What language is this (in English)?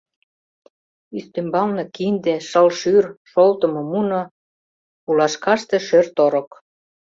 Mari